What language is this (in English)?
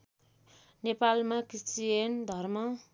Nepali